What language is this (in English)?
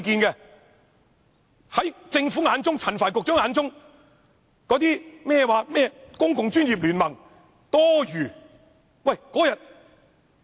Cantonese